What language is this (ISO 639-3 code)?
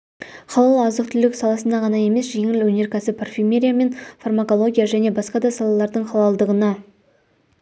kaz